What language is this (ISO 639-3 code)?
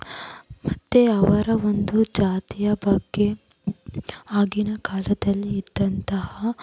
kan